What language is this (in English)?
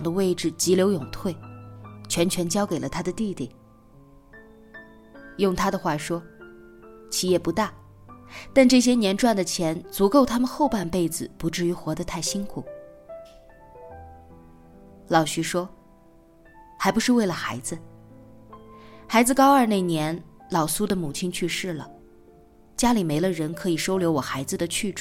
Chinese